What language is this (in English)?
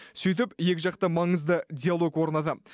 Kazakh